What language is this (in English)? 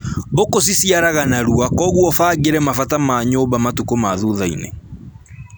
Kikuyu